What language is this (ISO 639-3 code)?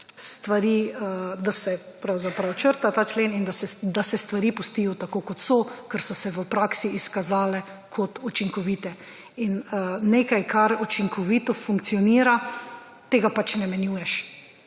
slv